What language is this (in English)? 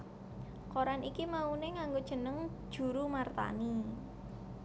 Javanese